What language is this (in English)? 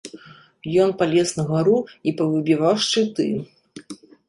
Belarusian